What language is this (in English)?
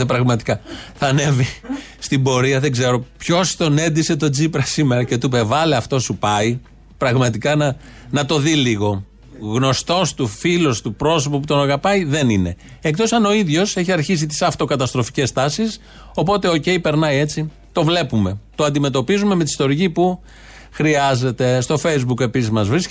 Greek